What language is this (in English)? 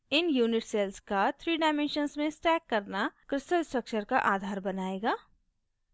Hindi